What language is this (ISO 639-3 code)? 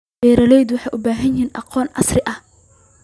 som